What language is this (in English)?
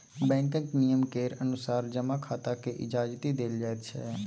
Maithili